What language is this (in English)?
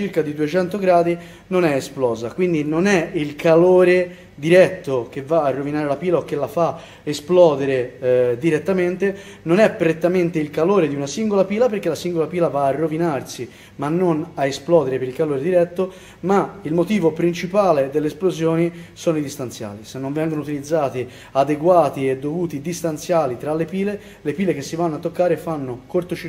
Italian